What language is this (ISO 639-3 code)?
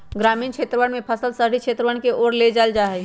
mag